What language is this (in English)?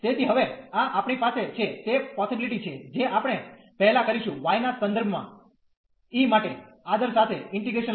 Gujarati